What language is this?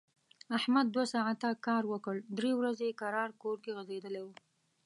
Pashto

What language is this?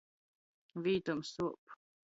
Latgalian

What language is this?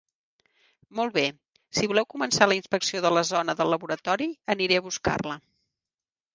Catalan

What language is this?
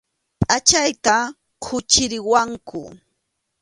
Arequipa-La Unión Quechua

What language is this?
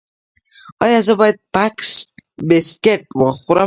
Pashto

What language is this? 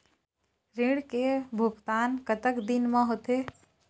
Chhattisgarhi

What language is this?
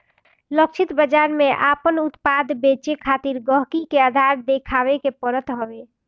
Bhojpuri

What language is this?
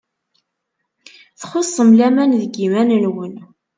Kabyle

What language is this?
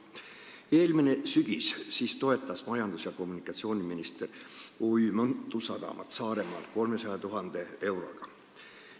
Estonian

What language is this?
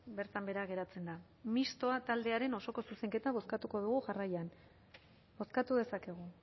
Basque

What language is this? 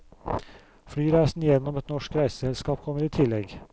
Norwegian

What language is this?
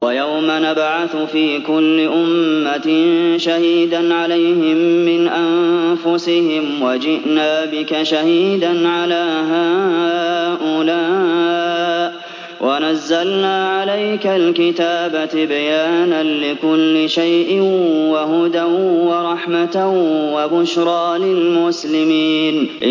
Arabic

